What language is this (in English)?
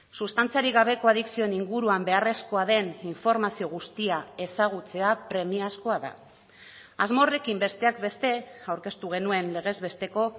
Basque